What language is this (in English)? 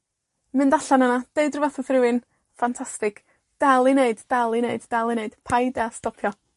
Welsh